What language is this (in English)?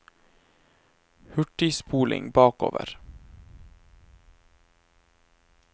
Norwegian